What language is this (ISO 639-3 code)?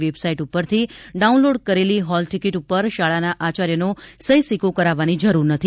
guj